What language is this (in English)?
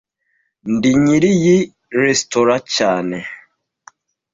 Kinyarwanda